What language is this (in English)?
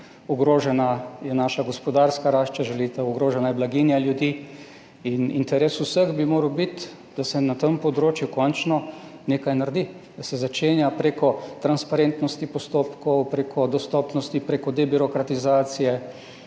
Slovenian